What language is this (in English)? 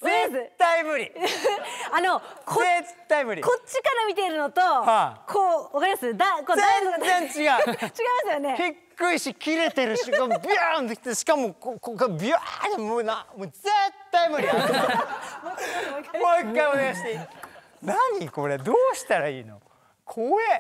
Japanese